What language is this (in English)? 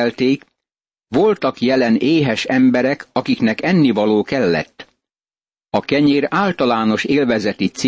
Hungarian